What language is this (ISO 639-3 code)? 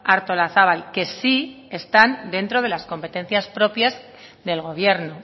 spa